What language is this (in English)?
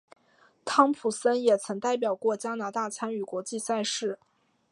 Chinese